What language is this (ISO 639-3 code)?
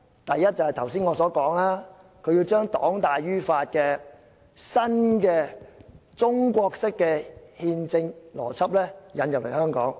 yue